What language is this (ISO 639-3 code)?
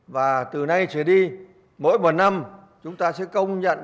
vie